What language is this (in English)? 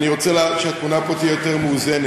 Hebrew